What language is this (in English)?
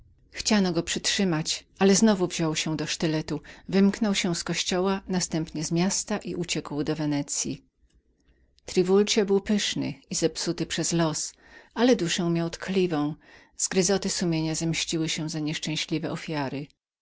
Polish